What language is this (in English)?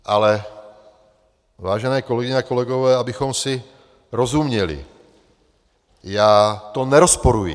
Czech